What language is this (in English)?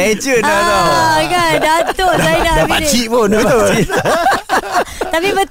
Malay